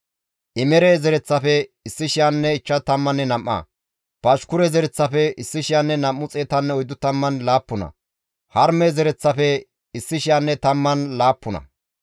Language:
Gamo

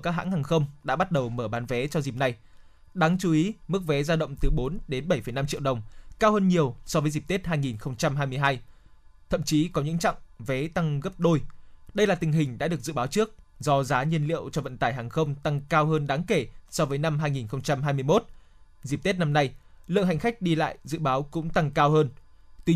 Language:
Vietnamese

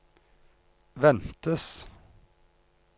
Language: Norwegian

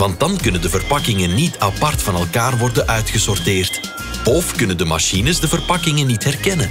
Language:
Dutch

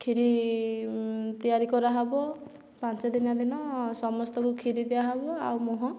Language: Odia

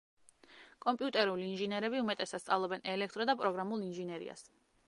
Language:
Georgian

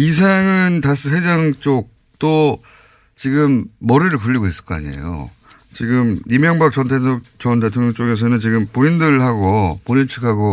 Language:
Korean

